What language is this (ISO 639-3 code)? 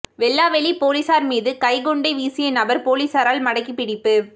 tam